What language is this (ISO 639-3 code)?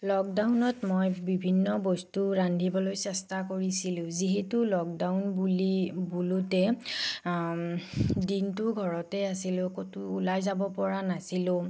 asm